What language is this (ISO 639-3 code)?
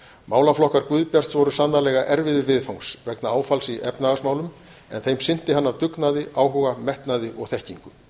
isl